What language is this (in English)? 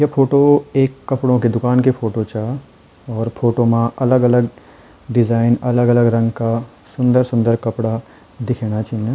Garhwali